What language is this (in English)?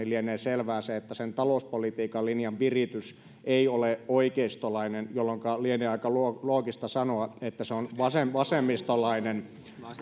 Finnish